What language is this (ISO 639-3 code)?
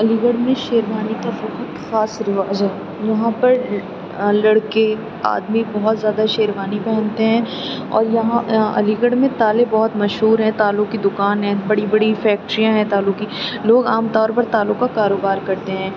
urd